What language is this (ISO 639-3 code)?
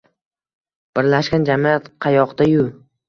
uzb